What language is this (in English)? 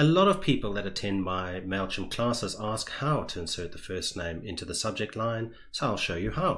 English